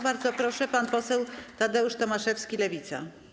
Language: Polish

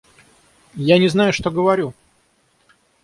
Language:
Russian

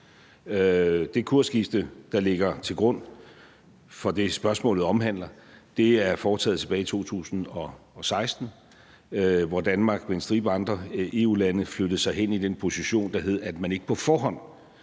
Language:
Danish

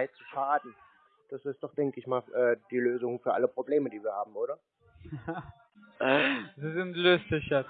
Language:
German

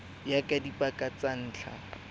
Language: Tswana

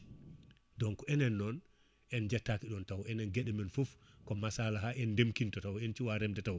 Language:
Fula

